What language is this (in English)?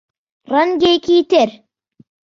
Central Kurdish